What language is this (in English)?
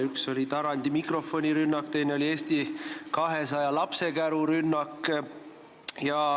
Estonian